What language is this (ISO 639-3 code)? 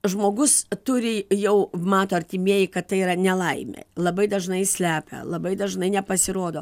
lit